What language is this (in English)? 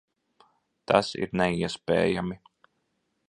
Latvian